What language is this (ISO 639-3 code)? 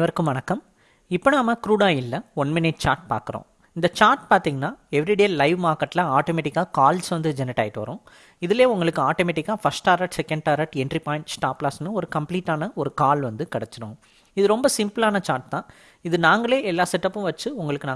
eng